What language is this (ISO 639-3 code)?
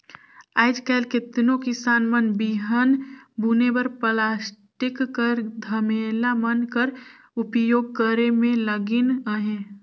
hne